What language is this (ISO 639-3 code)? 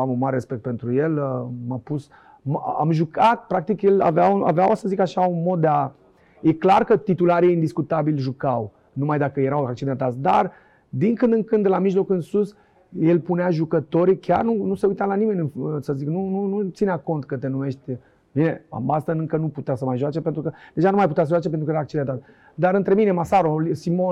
ron